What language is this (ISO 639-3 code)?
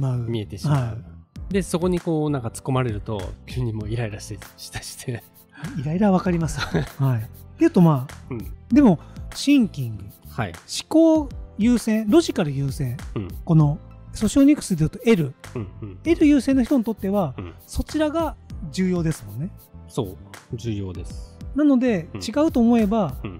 jpn